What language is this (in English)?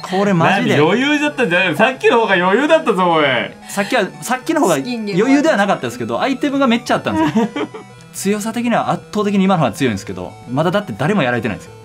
Japanese